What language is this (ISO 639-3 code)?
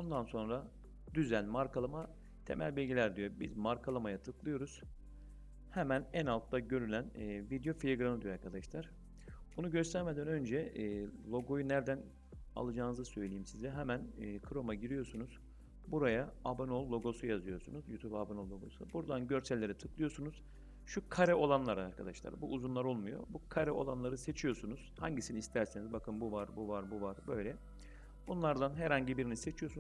tur